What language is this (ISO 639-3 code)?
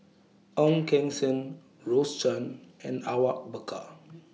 eng